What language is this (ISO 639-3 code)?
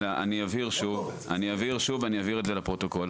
heb